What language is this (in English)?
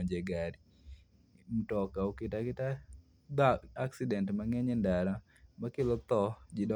Luo (Kenya and Tanzania)